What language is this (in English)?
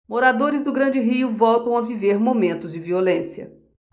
Portuguese